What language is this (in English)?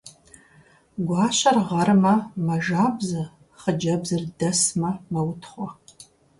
Kabardian